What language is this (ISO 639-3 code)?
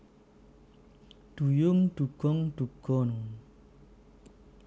jav